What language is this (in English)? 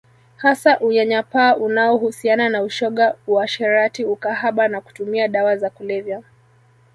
Swahili